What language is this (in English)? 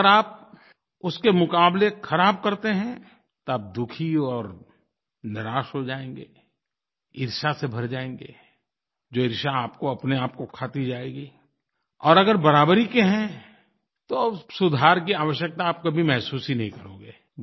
Hindi